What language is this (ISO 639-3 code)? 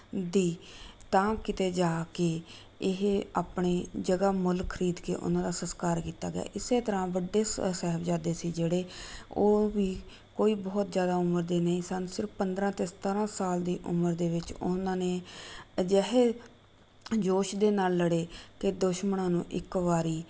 pan